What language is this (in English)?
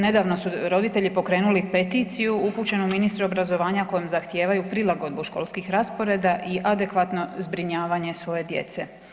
Croatian